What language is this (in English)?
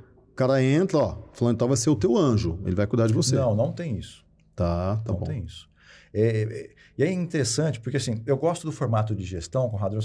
Portuguese